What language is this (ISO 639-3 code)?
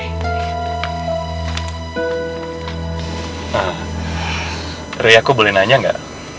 ind